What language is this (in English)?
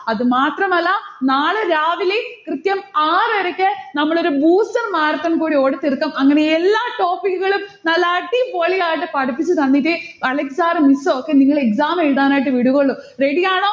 Malayalam